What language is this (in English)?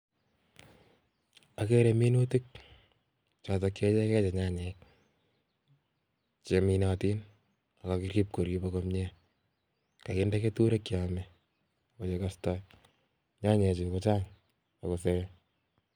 Kalenjin